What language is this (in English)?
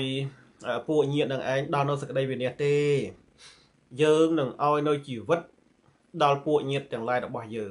Thai